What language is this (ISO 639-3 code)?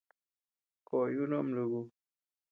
cux